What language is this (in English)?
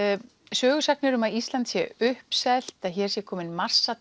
Icelandic